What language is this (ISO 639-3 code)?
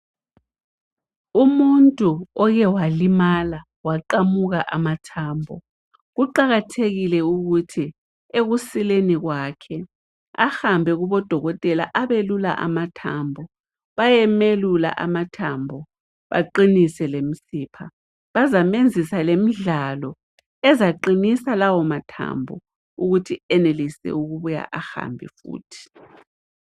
nde